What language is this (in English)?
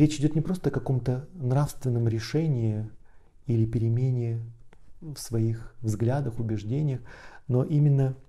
Russian